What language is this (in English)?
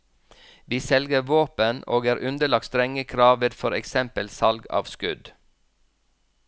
Norwegian